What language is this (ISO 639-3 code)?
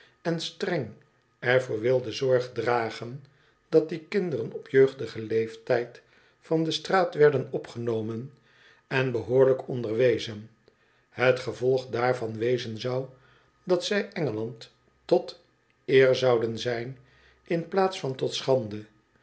nld